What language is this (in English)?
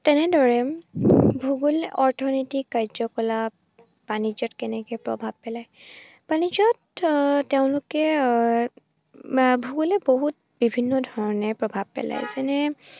Assamese